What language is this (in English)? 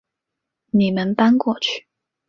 Chinese